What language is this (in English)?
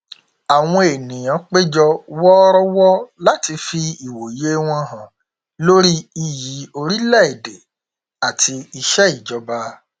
Yoruba